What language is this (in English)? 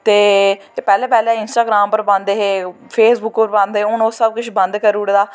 Dogri